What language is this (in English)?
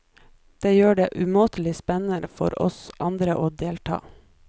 Norwegian